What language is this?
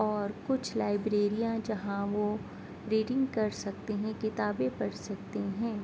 Urdu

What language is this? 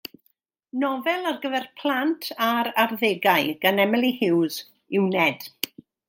Welsh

